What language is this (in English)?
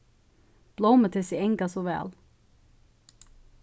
Faroese